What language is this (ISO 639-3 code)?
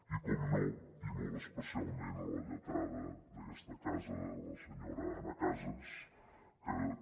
cat